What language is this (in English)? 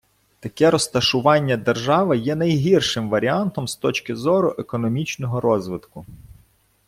Ukrainian